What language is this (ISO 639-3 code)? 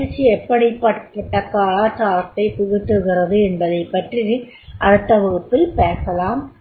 tam